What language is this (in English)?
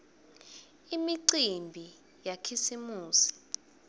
Swati